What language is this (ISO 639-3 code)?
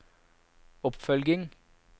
nor